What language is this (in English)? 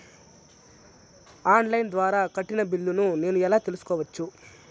Telugu